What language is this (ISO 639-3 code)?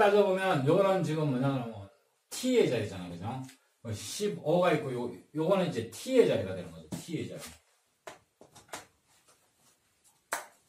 kor